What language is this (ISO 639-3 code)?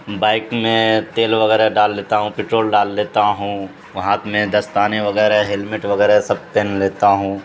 urd